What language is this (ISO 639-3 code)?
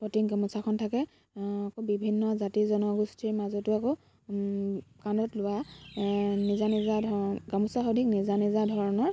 asm